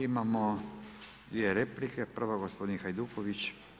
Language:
Croatian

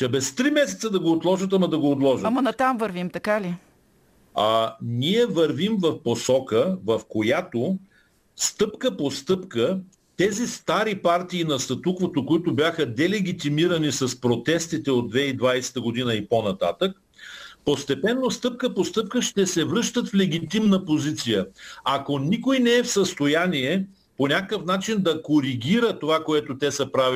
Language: Bulgarian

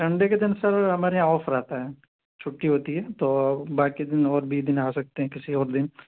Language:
Urdu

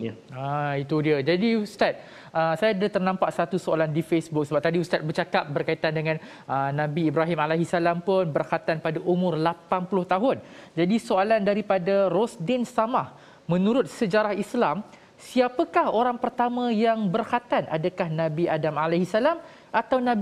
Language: Malay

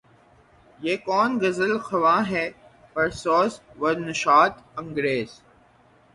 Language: Urdu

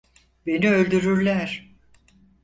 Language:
Turkish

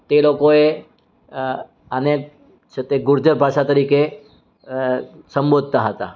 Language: Gujarati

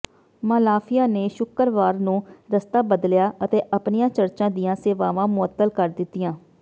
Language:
Punjabi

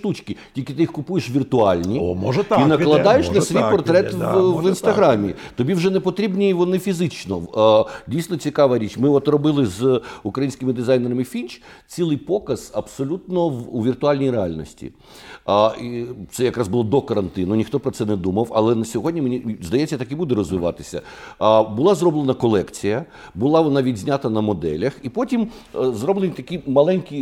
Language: Ukrainian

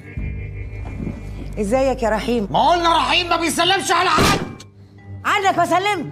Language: Arabic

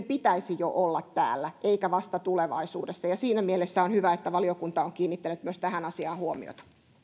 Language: Finnish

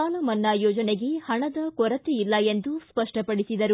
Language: Kannada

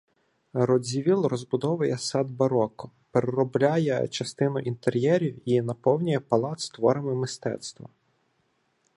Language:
Ukrainian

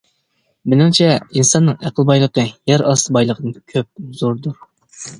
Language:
Uyghur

